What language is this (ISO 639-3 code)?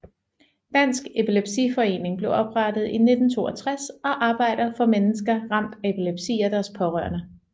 dan